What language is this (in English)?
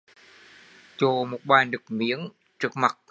Vietnamese